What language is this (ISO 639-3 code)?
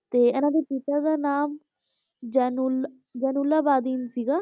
pan